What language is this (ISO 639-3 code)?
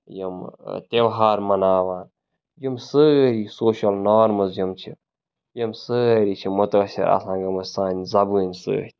kas